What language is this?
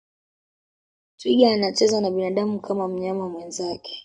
Swahili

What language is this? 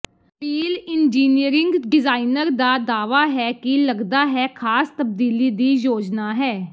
Punjabi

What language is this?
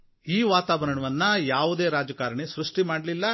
Kannada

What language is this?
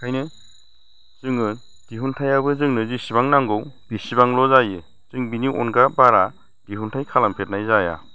Bodo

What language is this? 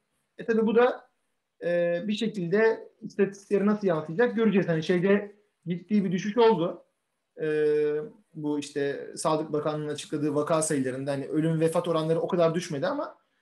Turkish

